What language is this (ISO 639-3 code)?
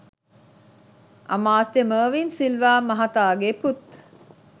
sin